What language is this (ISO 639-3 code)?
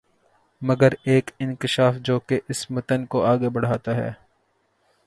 urd